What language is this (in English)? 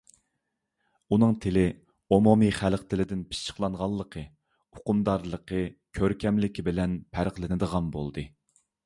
Uyghur